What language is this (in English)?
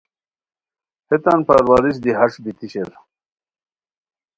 Khowar